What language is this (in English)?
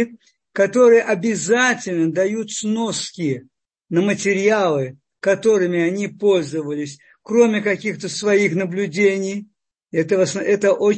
Russian